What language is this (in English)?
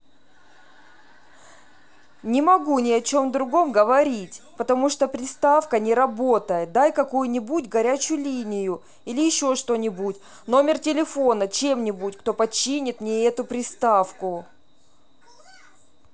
Russian